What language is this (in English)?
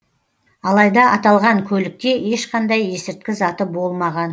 Kazakh